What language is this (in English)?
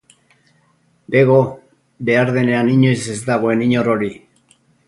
Basque